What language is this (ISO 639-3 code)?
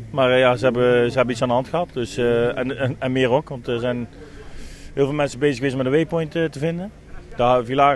nld